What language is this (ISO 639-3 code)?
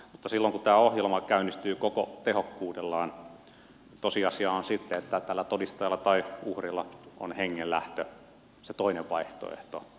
fin